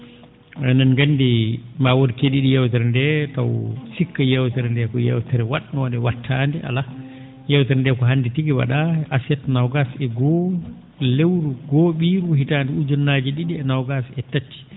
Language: Fula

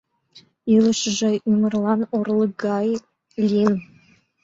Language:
Mari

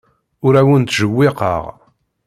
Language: Kabyle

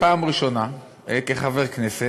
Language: Hebrew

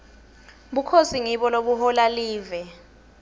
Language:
Swati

